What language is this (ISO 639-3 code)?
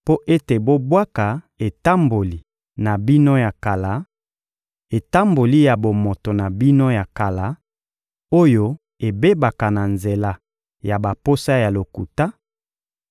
lin